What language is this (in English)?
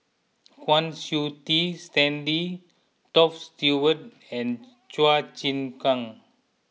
English